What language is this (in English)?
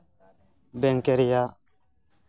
Santali